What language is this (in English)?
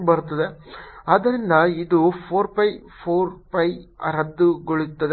Kannada